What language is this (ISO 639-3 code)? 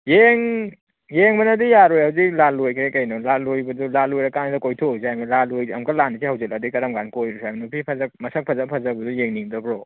mni